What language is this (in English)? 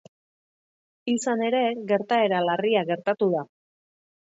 Basque